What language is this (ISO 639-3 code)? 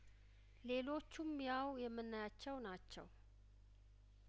amh